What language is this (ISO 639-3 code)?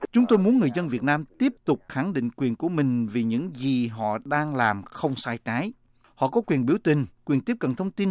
vie